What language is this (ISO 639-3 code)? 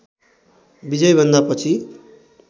nep